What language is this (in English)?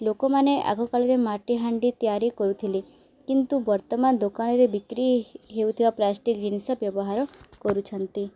Odia